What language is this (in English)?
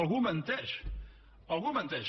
Catalan